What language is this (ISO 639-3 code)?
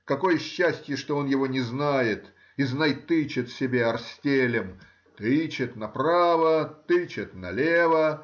rus